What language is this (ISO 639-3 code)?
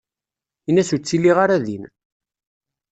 kab